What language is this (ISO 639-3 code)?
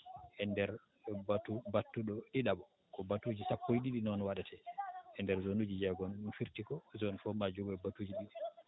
ful